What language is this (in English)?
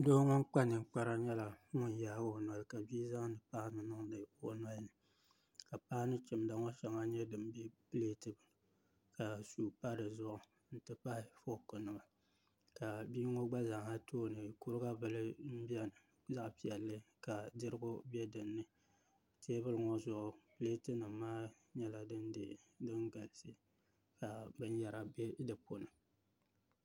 Dagbani